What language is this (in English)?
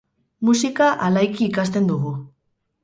Basque